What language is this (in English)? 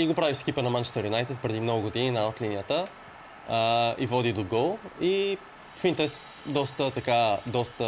Bulgarian